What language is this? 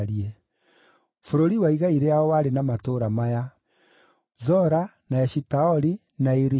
Kikuyu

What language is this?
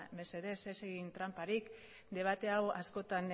Basque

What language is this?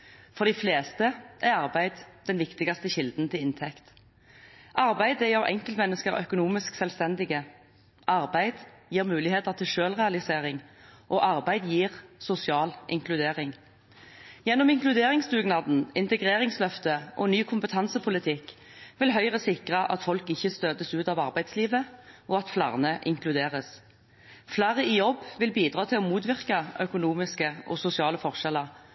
Norwegian Bokmål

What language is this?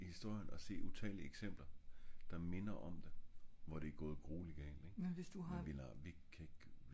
Danish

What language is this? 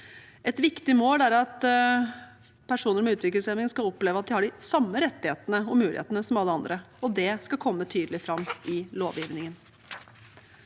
Norwegian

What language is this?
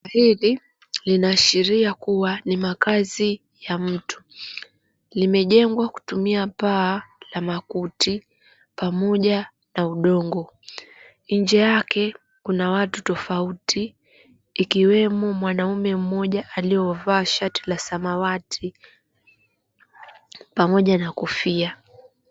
Swahili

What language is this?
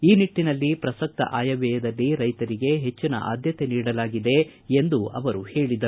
Kannada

